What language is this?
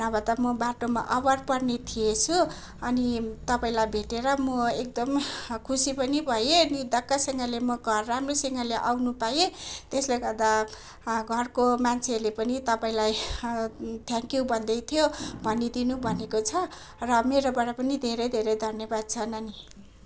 Nepali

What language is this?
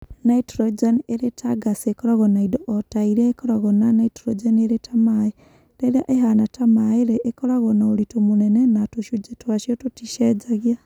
Kikuyu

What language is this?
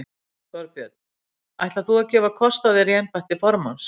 Icelandic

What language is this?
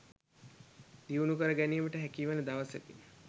Sinhala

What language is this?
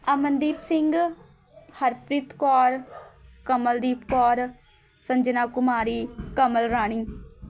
Punjabi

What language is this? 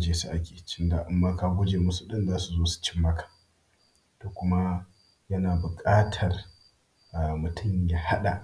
Hausa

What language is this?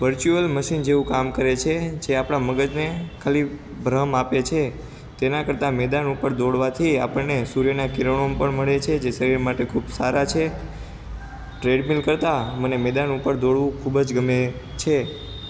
Gujarati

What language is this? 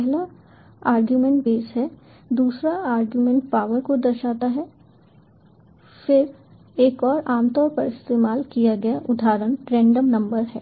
Hindi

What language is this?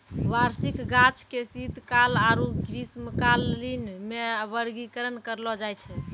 Maithili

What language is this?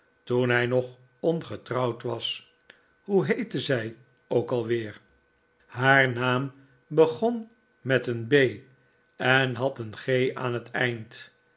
Dutch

